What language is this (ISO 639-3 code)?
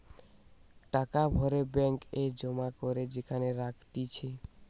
ben